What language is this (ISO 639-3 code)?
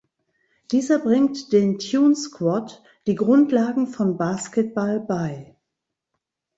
deu